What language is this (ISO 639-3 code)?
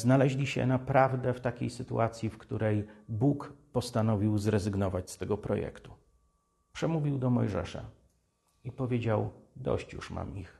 pol